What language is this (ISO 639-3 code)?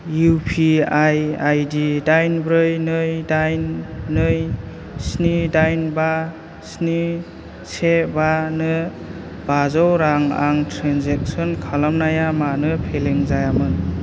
brx